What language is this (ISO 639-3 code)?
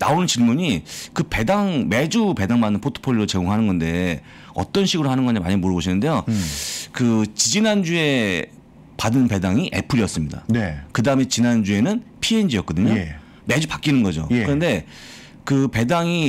kor